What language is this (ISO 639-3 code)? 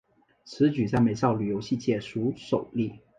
zho